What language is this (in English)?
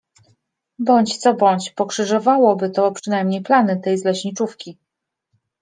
Polish